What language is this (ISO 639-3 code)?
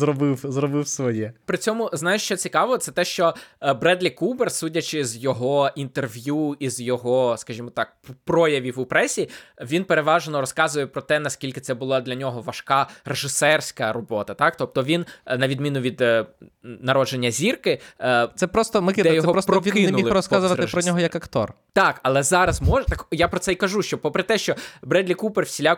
ukr